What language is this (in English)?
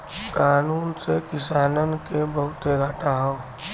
Bhojpuri